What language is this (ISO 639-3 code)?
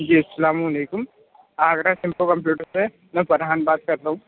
urd